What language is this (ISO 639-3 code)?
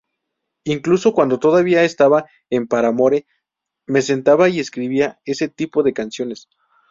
spa